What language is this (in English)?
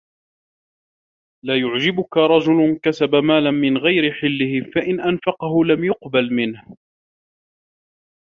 Arabic